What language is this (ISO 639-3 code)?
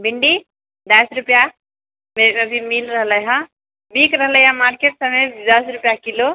mai